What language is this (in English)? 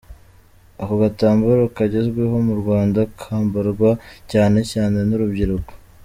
Kinyarwanda